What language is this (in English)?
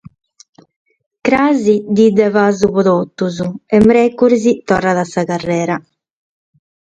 Sardinian